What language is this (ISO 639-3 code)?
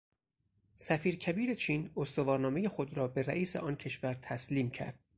fas